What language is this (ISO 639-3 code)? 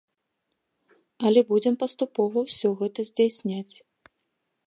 bel